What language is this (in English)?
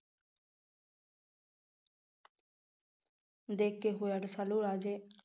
Punjabi